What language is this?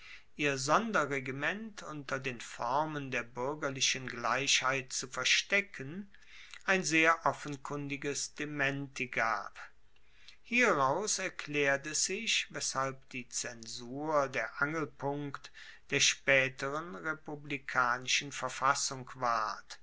German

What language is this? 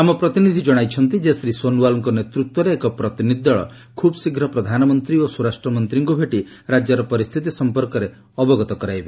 Odia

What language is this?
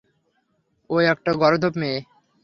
Bangla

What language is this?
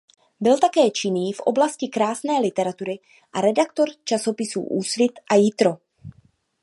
Czech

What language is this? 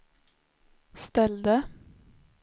Swedish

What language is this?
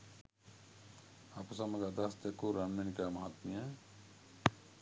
Sinhala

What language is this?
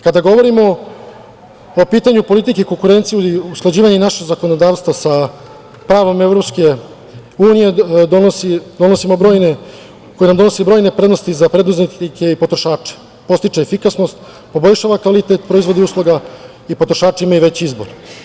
Serbian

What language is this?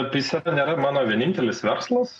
Lithuanian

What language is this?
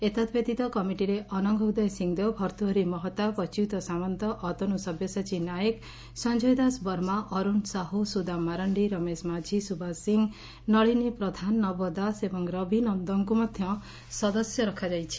Odia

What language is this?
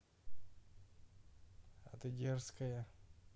Russian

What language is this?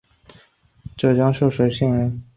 Chinese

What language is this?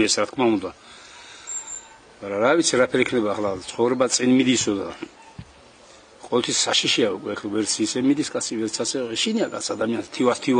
Romanian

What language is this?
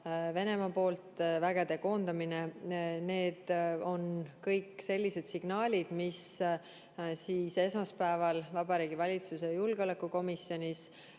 Estonian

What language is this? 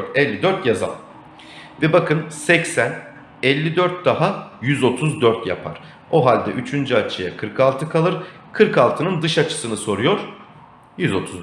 Turkish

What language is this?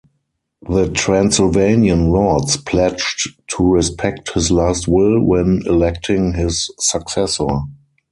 English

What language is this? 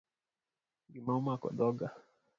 Luo (Kenya and Tanzania)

